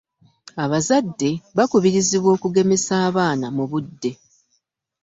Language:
Ganda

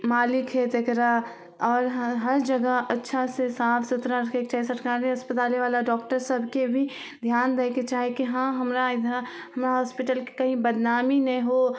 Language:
Maithili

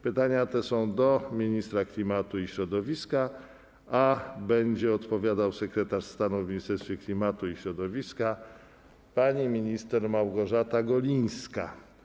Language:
Polish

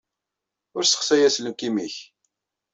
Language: Kabyle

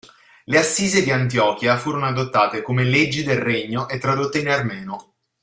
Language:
Italian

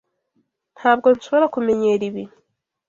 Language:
Kinyarwanda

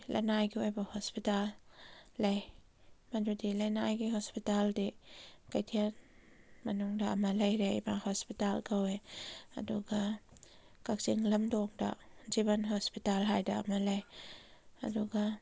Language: Manipuri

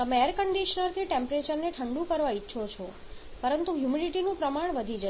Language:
Gujarati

